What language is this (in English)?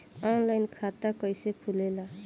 Bhojpuri